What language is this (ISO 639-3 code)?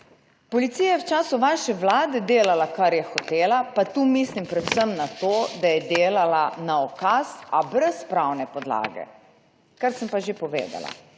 slv